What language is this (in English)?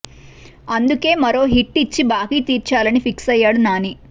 Telugu